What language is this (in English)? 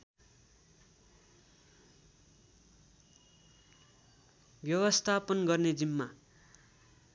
Nepali